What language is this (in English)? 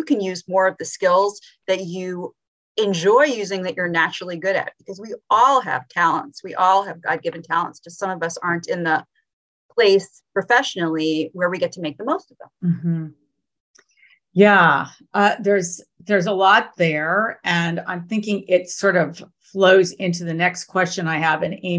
English